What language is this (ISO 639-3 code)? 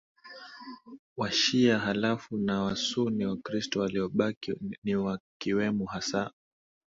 swa